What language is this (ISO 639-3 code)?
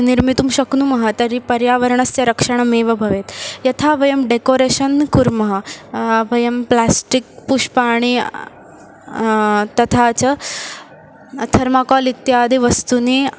san